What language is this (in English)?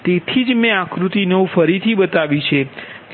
Gujarati